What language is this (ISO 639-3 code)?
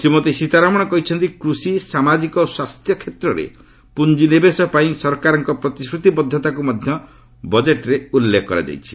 ori